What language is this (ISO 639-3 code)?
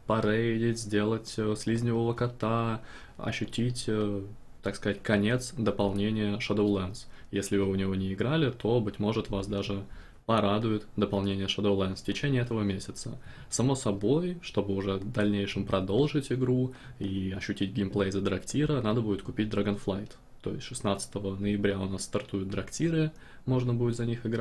rus